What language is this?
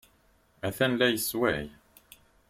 Kabyle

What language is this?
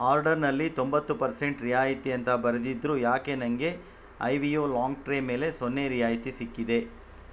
Kannada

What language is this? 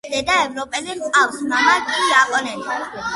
Georgian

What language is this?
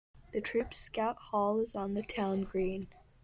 English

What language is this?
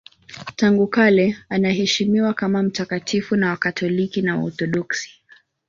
Swahili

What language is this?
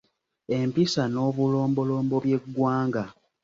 Ganda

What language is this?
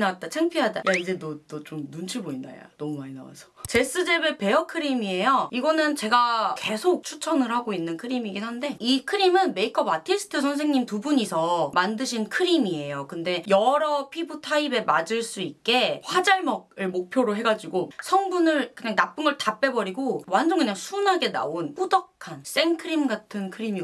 Korean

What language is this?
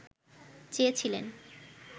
Bangla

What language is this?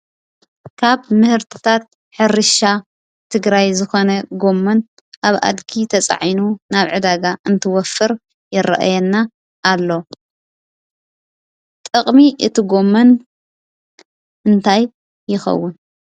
Tigrinya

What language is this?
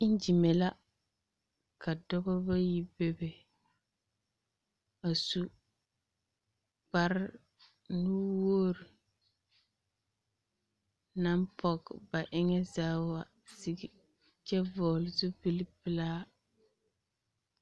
Southern Dagaare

